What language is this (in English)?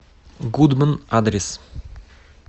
Russian